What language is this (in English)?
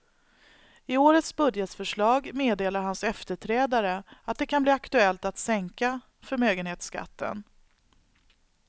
Swedish